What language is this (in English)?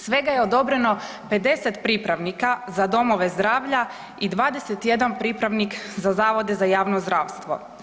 Croatian